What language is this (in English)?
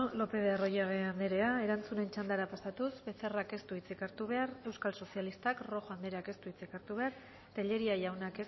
Basque